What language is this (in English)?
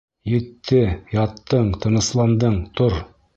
Bashkir